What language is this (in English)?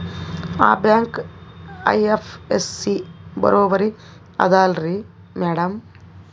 Kannada